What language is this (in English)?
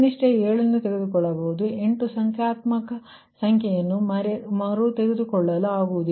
Kannada